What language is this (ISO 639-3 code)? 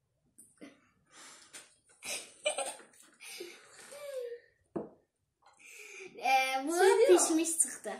tur